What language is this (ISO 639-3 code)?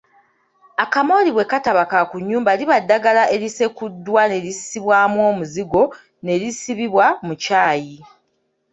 lug